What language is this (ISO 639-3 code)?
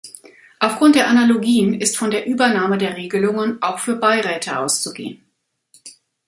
deu